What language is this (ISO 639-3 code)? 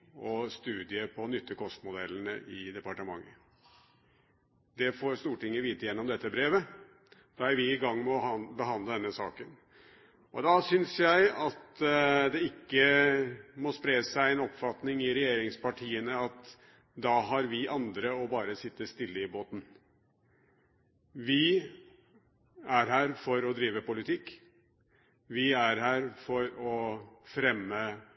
nob